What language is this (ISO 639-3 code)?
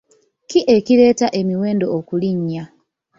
lug